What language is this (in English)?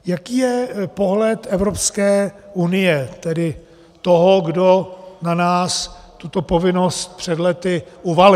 Czech